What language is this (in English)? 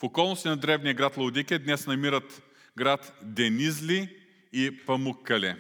Bulgarian